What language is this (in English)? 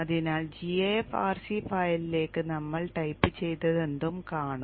Malayalam